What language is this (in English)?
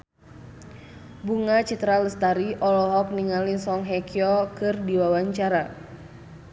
Sundanese